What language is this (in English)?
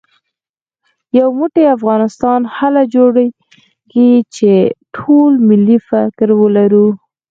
Pashto